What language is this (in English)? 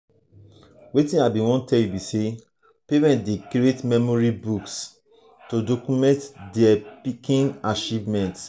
Nigerian Pidgin